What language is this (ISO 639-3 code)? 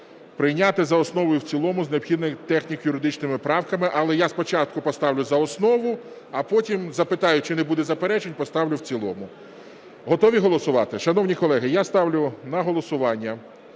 ukr